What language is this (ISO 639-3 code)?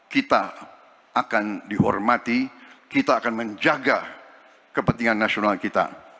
ind